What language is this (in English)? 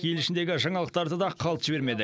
Kazakh